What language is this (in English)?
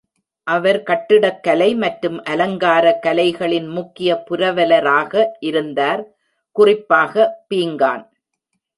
Tamil